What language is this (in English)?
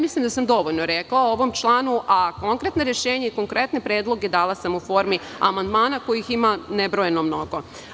Serbian